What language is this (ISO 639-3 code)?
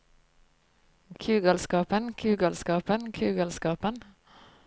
nor